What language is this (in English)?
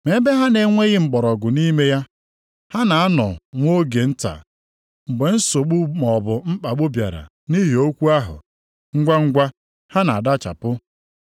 Igbo